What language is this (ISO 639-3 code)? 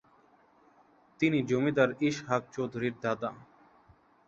ben